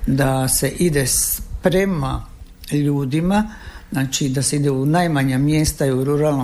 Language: Croatian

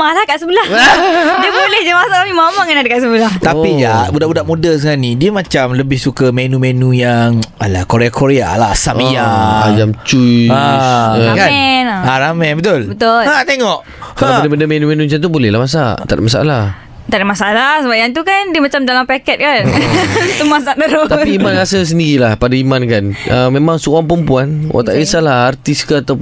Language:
Malay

